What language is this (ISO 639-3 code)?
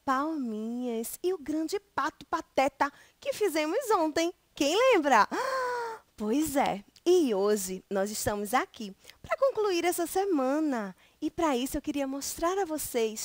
por